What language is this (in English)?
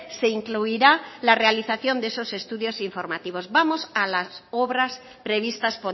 Spanish